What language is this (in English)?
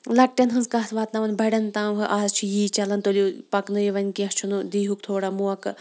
Kashmiri